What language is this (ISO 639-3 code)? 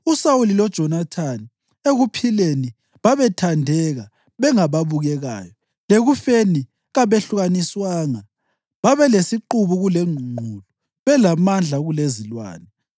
nde